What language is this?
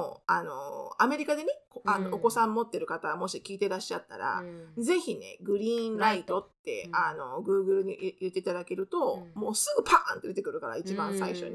Japanese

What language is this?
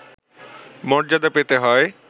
Bangla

